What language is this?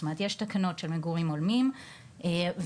Hebrew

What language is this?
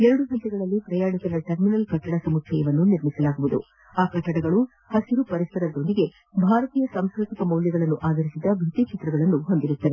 Kannada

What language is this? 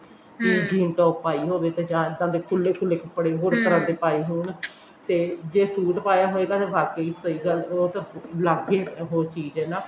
Punjabi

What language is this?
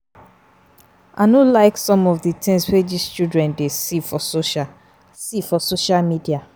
Nigerian Pidgin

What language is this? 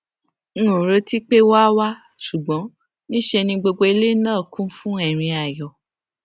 Yoruba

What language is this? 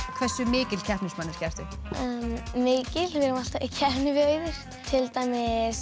Icelandic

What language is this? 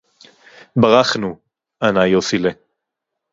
Hebrew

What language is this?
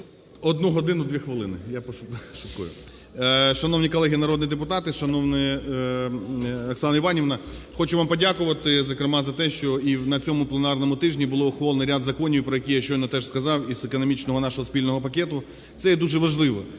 Ukrainian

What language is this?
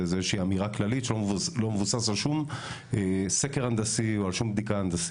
Hebrew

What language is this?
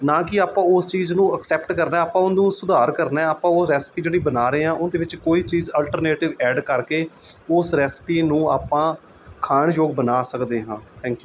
Punjabi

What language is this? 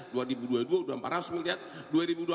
Indonesian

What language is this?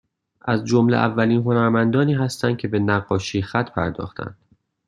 Persian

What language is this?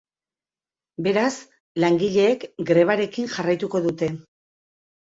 Basque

